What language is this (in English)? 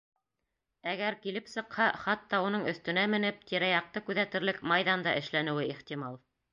Bashkir